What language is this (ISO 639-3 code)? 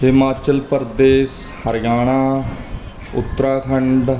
pan